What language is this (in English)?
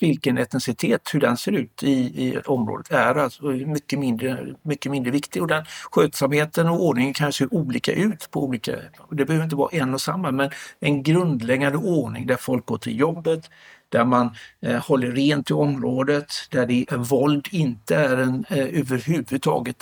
Swedish